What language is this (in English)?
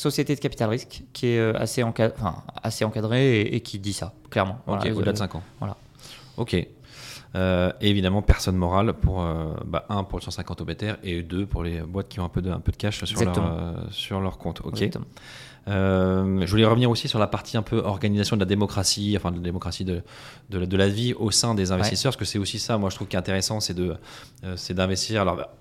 French